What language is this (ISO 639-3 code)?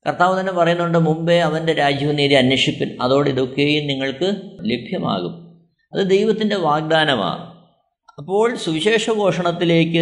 mal